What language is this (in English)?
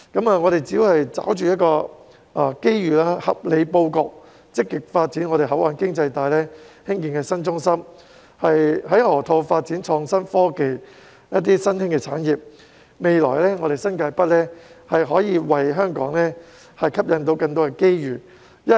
Cantonese